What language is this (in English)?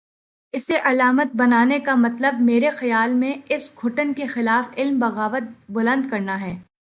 Urdu